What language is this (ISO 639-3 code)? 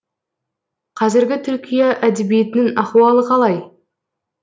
kaz